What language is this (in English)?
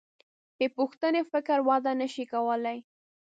Pashto